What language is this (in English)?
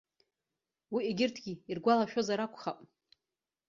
Abkhazian